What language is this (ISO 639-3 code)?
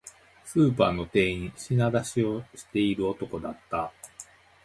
jpn